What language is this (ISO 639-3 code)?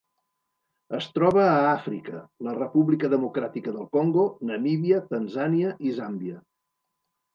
cat